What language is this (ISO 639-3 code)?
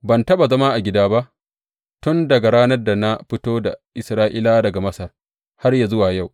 hau